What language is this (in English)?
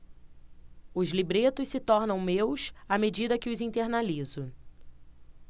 Portuguese